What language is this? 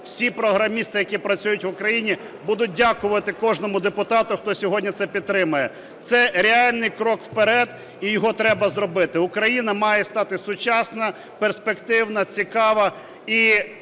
Ukrainian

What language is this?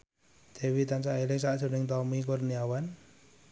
Javanese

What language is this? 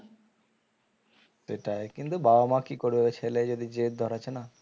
Bangla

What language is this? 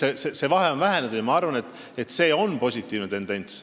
Estonian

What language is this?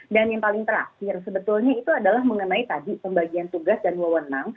Indonesian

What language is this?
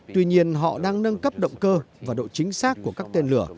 Vietnamese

